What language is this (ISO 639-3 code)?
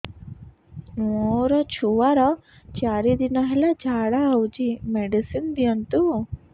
ori